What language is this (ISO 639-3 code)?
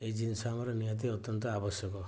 ori